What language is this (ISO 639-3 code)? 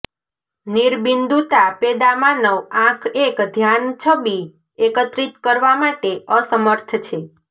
guj